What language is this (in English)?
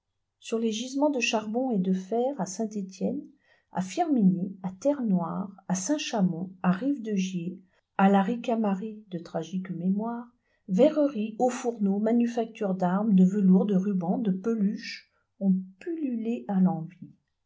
French